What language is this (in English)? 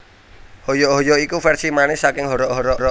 Javanese